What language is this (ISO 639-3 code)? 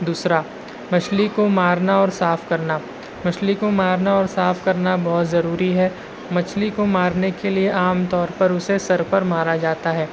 urd